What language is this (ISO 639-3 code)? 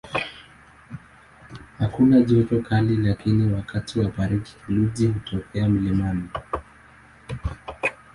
swa